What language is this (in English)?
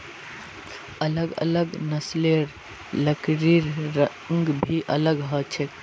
Magahi